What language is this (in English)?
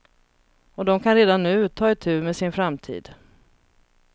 Swedish